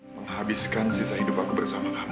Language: Indonesian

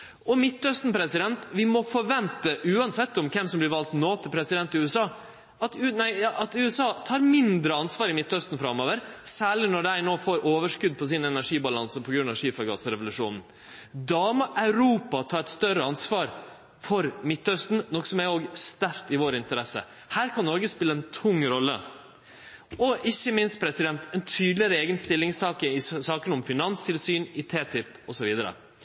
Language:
Norwegian Nynorsk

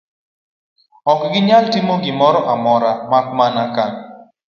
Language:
Luo (Kenya and Tanzania)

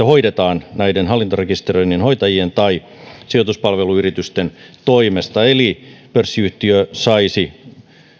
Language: Finnish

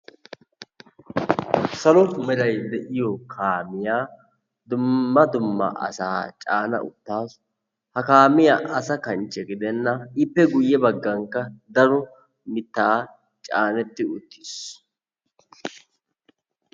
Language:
Wolaytta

